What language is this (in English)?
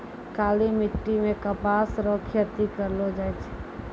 Maithili